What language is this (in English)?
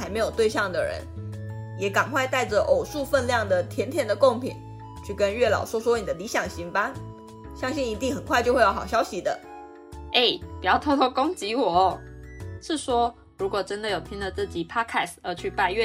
Chinese